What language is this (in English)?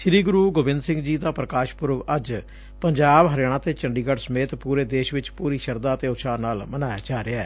Punjabi